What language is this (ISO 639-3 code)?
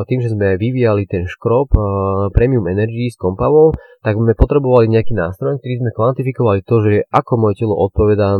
slk